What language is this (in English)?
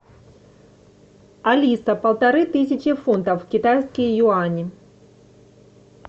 Russian